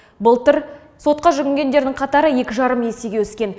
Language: Kazakh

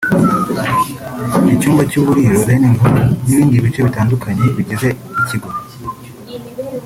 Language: Kinyarwanda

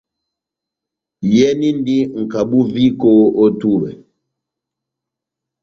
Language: Batanga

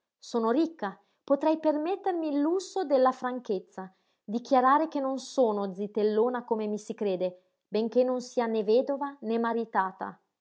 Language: Italian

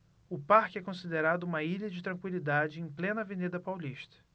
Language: Portuguese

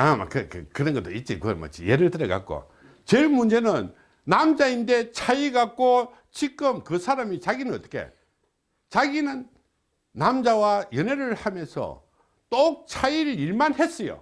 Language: Korean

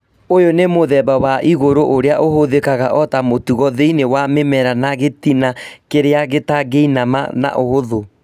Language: Kikuyu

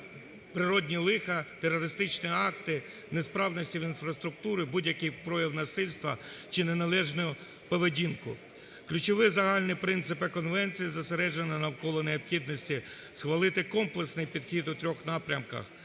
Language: Ukrainian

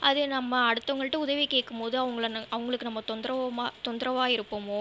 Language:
Tamil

